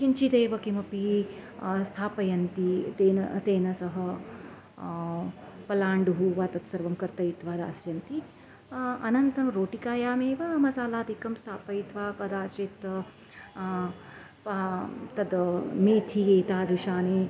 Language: Sanskrit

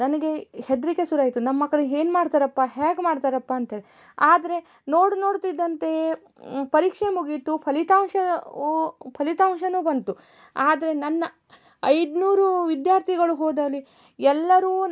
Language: Kannada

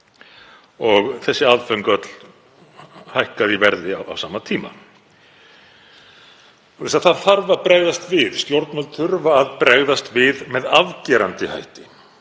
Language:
Icelandic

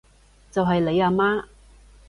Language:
Cantonese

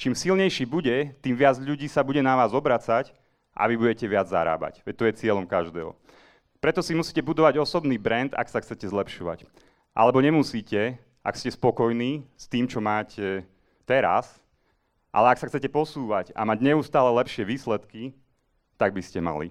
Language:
Czech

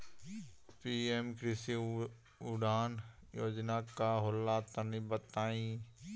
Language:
Bhojpuri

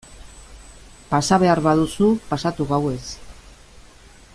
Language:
Basque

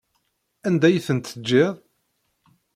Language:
Kabyle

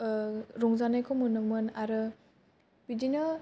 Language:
Bodo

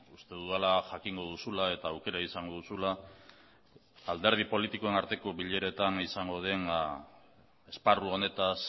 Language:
Basque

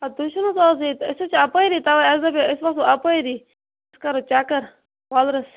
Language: Kashmiri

